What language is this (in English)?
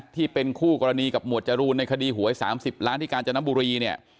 Thai